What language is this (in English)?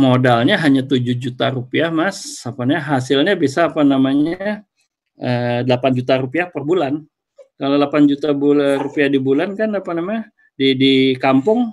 Indonesian